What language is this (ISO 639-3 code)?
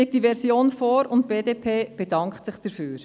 gsw